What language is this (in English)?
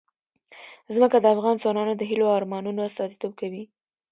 Pashto